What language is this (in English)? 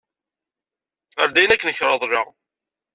Kabyle